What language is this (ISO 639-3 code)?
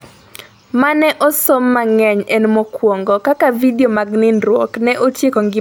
luo